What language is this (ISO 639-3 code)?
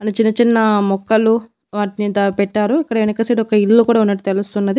tel